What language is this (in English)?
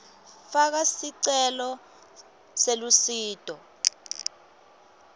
Swati